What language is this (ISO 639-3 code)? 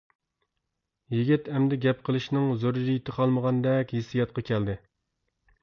uig